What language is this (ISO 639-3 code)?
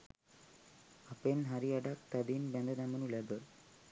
sin